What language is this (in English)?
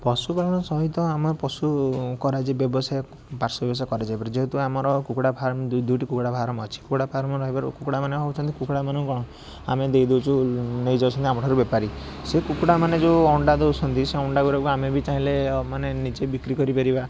Odia